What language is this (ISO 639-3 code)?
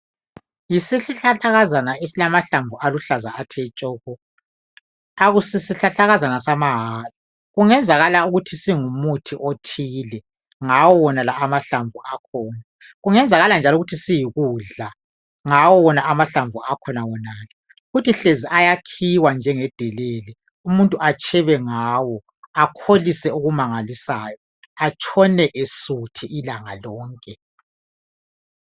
nde